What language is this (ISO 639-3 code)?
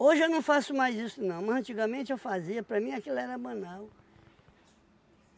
por